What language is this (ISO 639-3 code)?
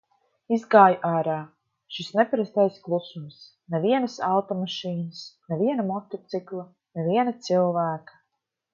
lav